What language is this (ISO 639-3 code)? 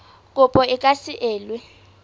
sot